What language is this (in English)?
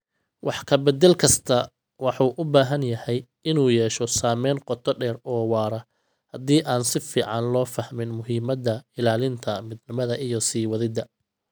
Somali